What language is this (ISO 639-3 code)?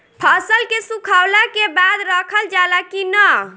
bho